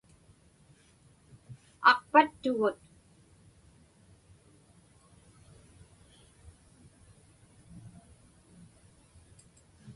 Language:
Inupiaq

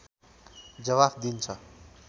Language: Nepali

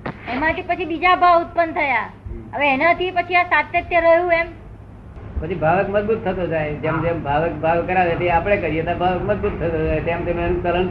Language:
Gujarati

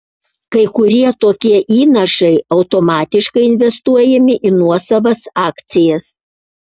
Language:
Lithuanian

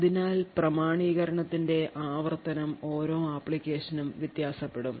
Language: Malayalam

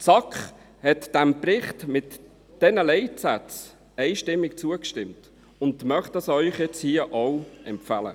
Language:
Swiss German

